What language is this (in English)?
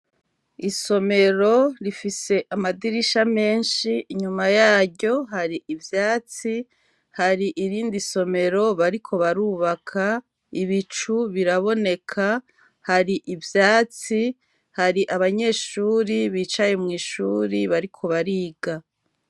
Rundi